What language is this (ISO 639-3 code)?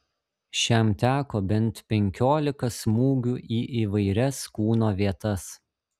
lit